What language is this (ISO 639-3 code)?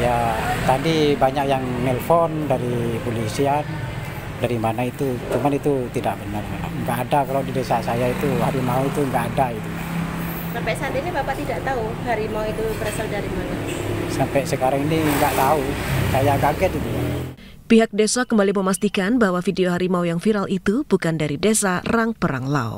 ind